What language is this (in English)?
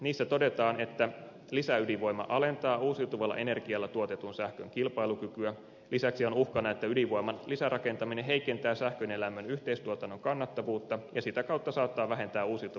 Finnish